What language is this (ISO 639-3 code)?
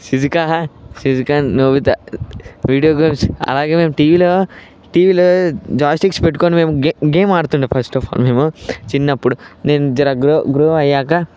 tel